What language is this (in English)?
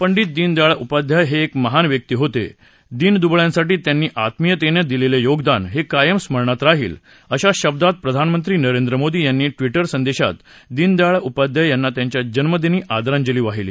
Marathi